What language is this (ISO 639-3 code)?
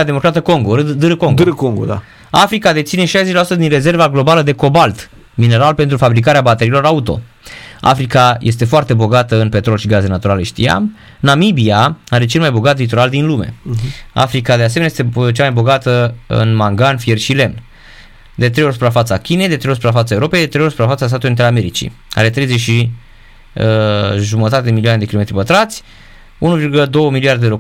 ron